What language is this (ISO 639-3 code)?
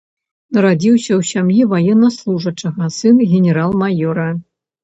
bel